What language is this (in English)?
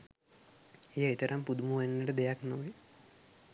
Sinhala